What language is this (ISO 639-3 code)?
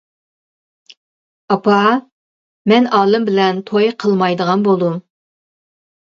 uig